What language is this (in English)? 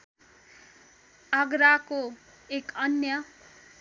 Nepali